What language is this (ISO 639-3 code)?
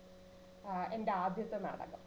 mal